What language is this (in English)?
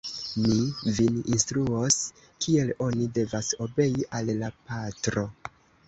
Esperanto